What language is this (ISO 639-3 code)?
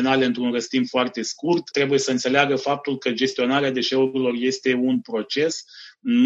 ron